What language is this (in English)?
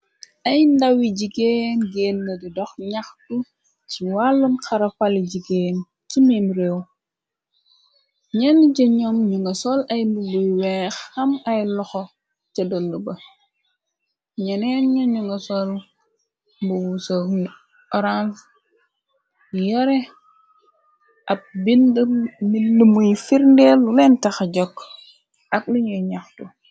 Wolof